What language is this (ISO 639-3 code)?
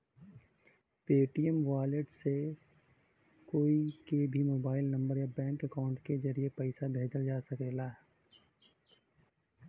bho